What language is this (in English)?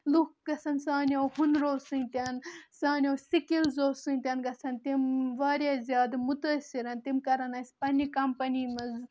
Kashmiri